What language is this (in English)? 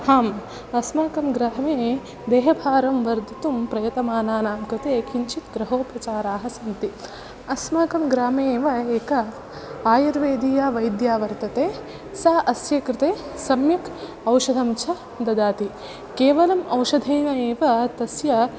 Sanskrit